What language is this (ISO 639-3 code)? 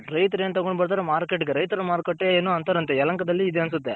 kan